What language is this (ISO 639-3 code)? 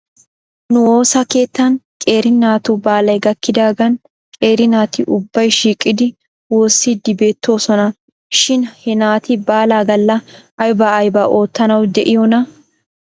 wal